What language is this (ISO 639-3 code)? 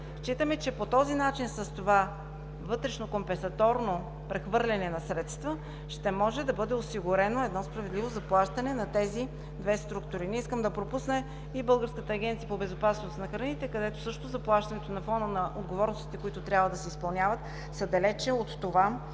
bul